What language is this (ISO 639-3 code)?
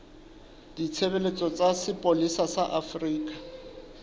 sot